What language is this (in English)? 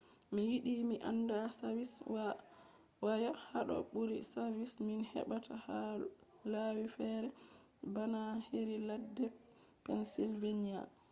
Fula